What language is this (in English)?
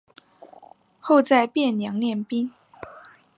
Chinese